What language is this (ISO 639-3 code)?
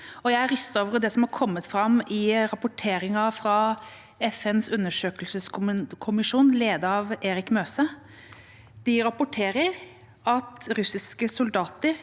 nor